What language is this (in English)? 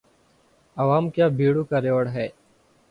Urdu